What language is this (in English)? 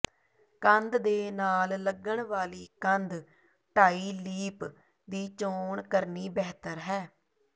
Punjabi